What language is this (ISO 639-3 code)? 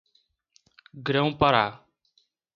por